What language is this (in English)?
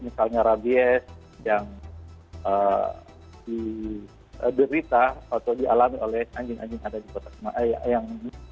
Indonesian